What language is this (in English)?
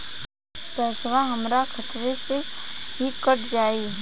Bhojpuri